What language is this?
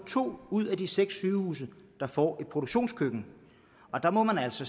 Danish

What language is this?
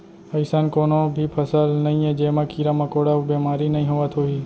Chhattisgarhi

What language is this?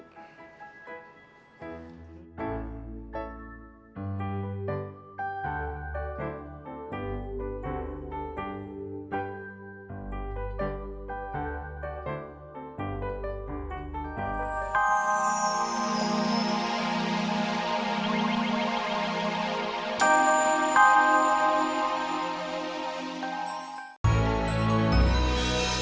Indonesian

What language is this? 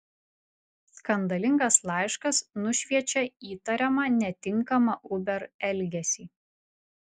Lithuanian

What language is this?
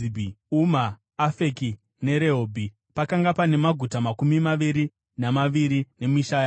Shona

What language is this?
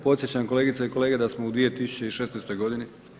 Croatian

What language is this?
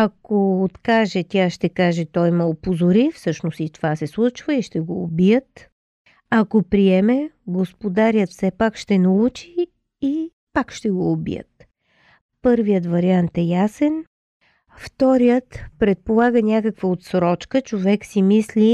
Bulgarian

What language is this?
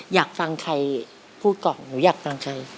Thai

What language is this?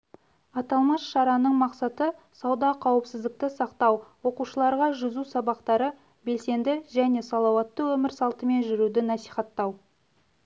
Kazakh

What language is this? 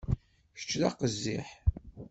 Kabyle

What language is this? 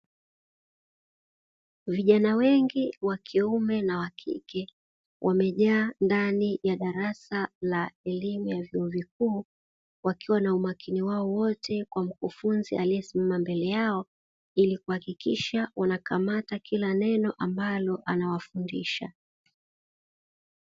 Swahili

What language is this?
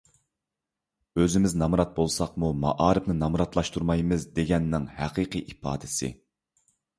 Uyghur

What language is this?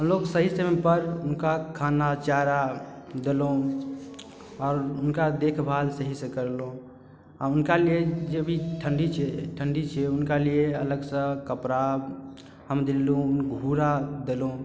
Maithili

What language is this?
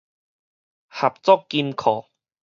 Min Nan Chinese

